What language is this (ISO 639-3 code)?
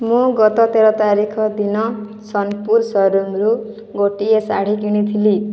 ori